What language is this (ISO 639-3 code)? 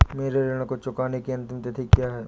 hin